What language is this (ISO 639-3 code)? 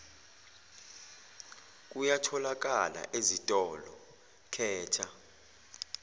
zul